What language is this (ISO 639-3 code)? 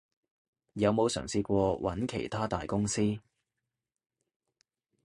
yue